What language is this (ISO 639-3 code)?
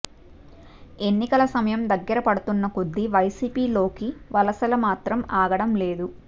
tel